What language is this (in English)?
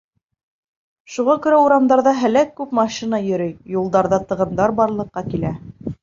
Bashkir